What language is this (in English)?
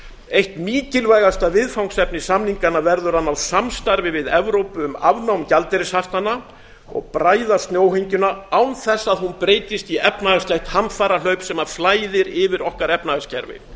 Icelandic